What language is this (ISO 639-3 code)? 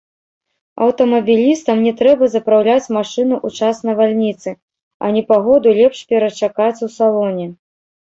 bel